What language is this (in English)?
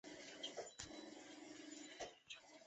Chinese